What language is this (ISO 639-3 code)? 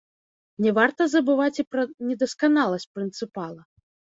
bel